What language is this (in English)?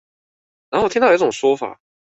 Chinese